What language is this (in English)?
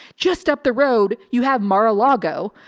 English